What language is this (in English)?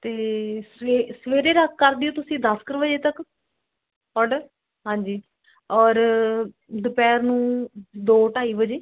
Punjabi